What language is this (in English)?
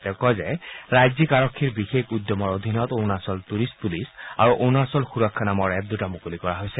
Assamese